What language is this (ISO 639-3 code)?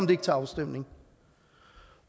dan